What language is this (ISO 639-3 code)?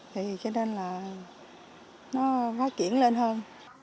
vie